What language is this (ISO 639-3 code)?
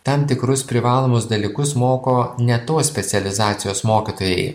lit